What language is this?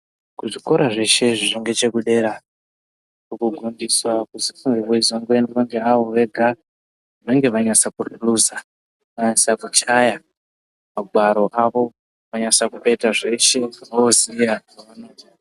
Ndau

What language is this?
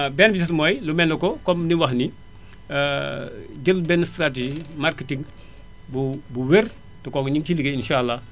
Wolof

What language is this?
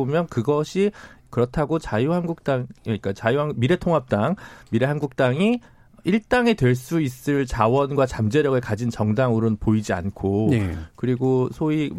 Korean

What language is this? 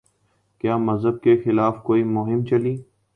Urdu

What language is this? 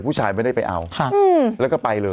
Thai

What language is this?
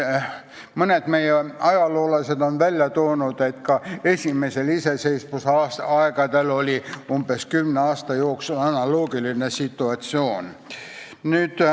Estonian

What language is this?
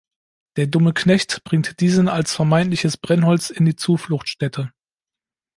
German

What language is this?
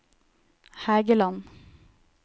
Norwegian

